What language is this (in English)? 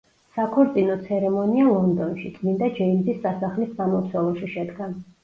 Georgian